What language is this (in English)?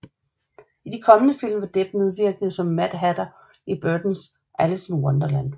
Danish